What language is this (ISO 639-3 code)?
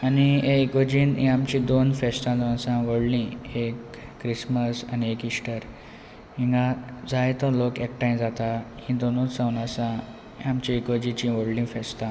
kok